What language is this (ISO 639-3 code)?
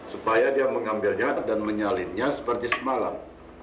ind